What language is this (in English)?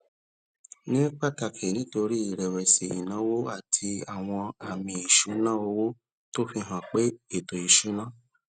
Yoruba